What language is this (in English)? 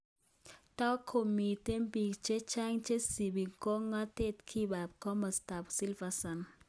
Kalenjin